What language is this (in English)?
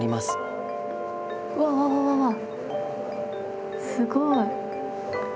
Japanese